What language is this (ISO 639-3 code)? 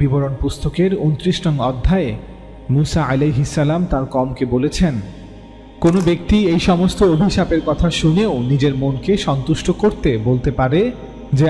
ara